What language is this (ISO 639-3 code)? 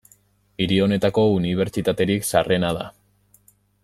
eus